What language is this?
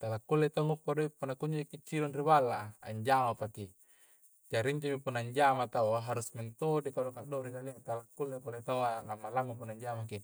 Coastal Konjo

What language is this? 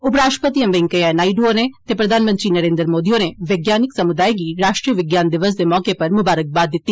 Dogri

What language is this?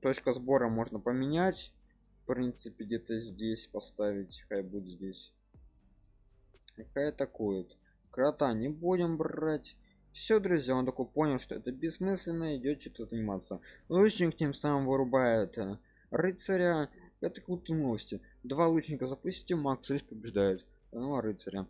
Russian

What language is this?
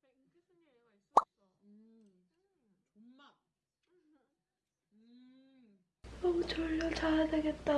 Korean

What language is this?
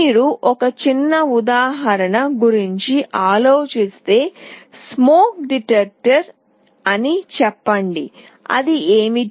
Telugu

